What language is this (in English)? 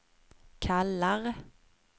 Swedish